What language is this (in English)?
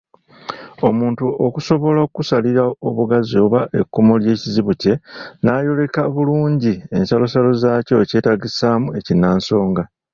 Ganda